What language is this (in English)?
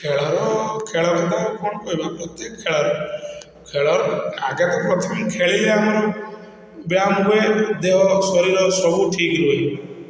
Odia